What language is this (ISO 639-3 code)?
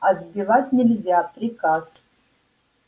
rus